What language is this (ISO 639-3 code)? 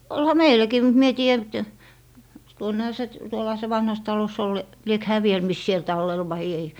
fin